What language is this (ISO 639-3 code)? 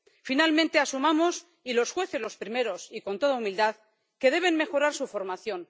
spa